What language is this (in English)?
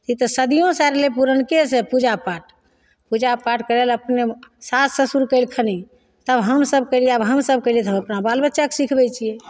Maithili